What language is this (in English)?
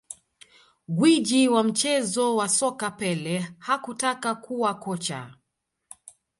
Swahili